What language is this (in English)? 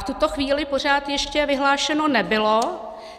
Czech